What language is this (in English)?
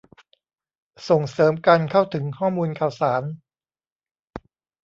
Thai